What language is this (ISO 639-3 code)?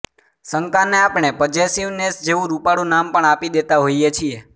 guj